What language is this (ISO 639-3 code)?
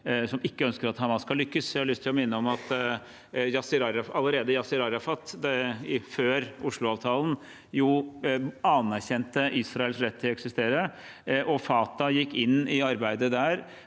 nor